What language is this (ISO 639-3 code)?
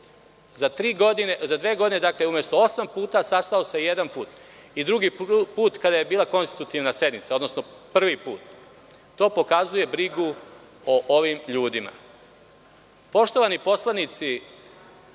srp